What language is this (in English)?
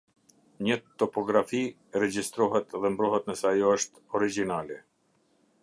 Albanian